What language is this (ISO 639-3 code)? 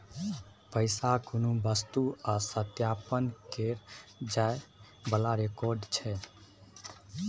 mai